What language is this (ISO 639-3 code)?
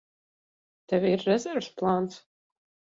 lav